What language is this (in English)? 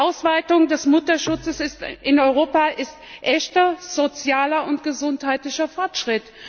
German